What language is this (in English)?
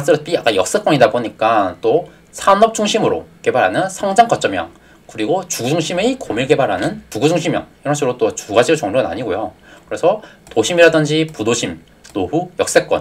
Korean